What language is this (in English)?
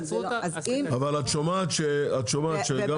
Hebrew